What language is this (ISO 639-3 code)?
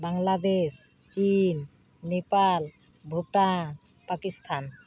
sat